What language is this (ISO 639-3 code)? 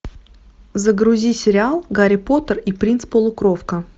rus